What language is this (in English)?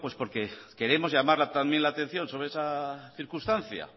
Spanish